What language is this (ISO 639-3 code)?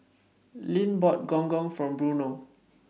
eng